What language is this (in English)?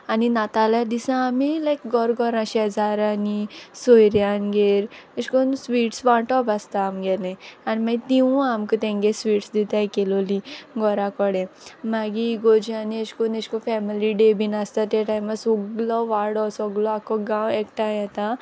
Konkani